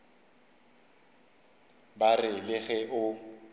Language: Northern Sotho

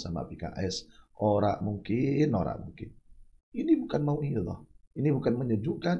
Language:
Indonesian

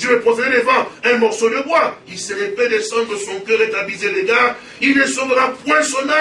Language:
French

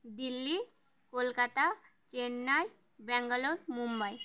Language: Bangla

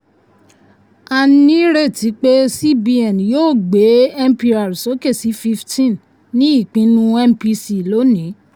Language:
Yoruba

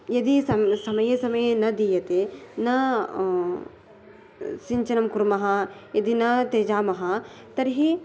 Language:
Sanskrit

